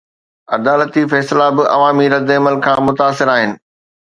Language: Sindhi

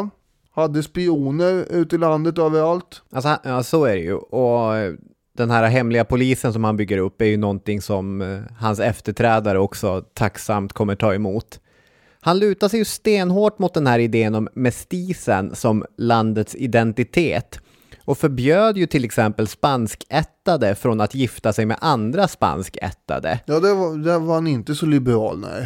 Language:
Swedish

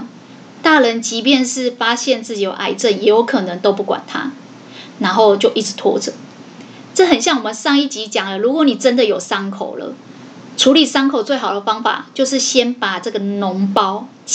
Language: Chinese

